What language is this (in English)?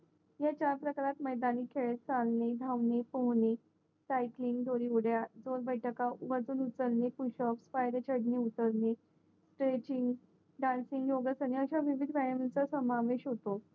Marathi